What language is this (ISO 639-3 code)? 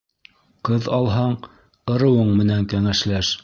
bak